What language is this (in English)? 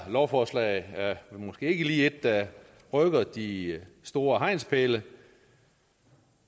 Danish